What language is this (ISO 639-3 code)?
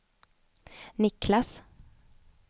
swe